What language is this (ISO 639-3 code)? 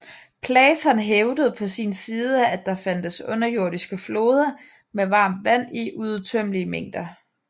dan